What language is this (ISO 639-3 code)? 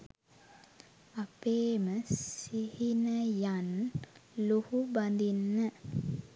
sin